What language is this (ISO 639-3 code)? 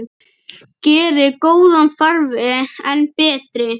isl